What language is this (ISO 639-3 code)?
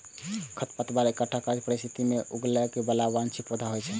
mai